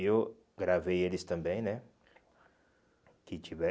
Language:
Portuguese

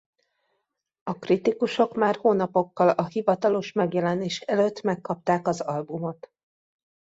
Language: Hungarian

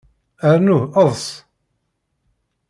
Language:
Kabyle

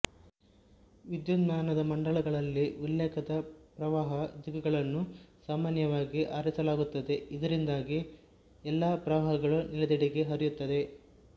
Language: Kannada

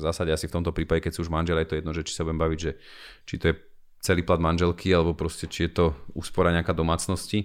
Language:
Slovak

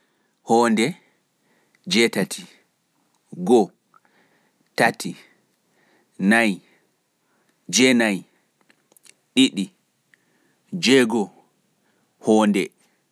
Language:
Fula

